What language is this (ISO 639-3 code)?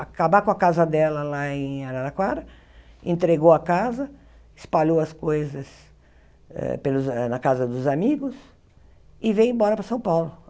por